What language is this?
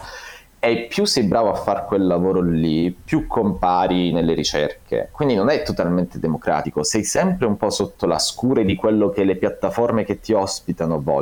Italian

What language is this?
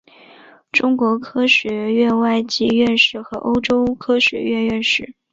Chinese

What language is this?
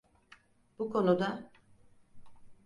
Turkish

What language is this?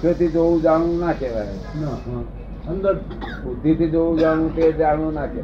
Gujarati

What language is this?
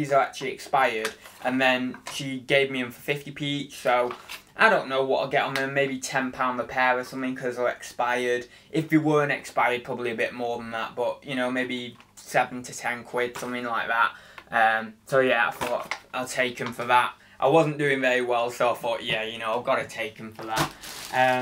English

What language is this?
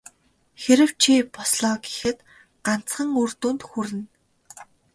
Mongolian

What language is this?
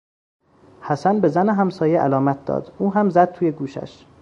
Persian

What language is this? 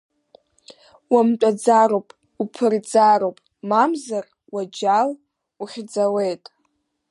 Abkhazian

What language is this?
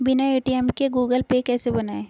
Hindi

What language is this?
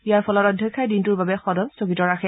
Assamese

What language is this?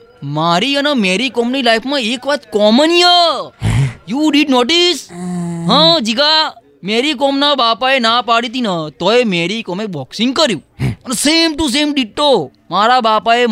Gujarati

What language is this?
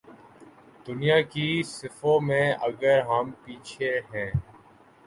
Urdu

